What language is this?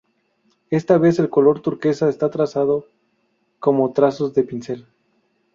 Spanish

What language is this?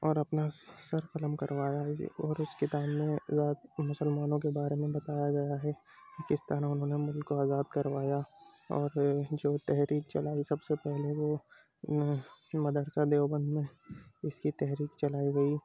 Urdu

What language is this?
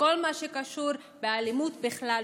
Hebrew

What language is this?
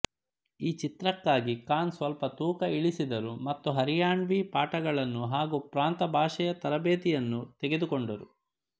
Kannada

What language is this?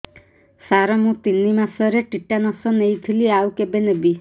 Odia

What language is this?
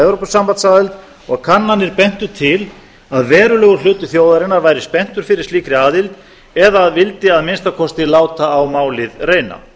Icelandic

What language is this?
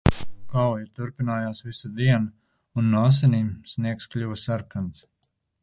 Latvian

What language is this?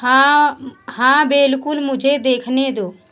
Hindi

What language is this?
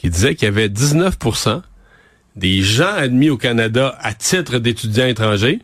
French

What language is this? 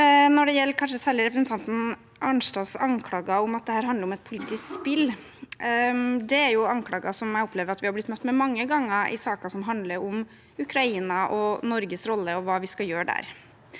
Norwegian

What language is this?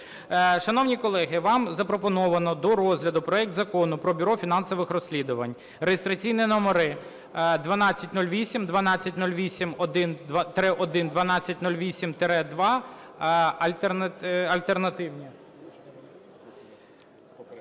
Ukrainian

